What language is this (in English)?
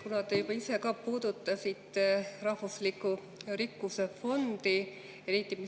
Estonian